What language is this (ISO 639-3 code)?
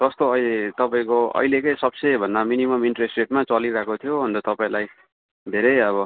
nep